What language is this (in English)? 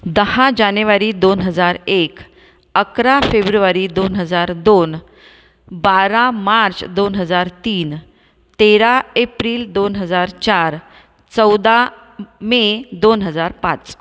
Marathi